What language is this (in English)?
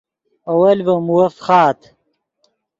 Yidgha